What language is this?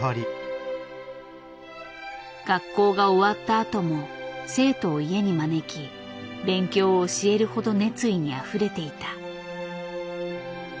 Japanese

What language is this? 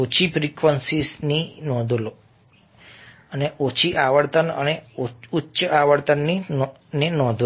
Gujarati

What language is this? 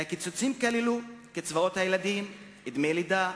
Hebrew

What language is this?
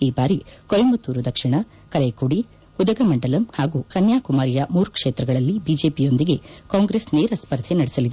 Kannada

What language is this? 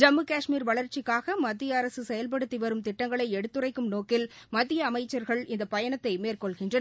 Tamil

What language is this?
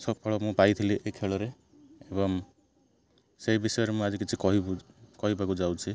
Odia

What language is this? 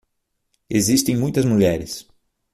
Portuguese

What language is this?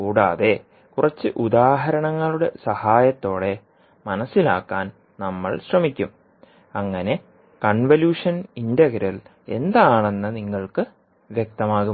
Malayalam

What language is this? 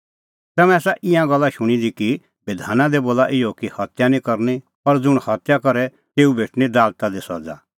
Kullu Pahari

